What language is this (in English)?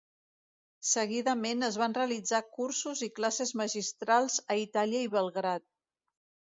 Catalan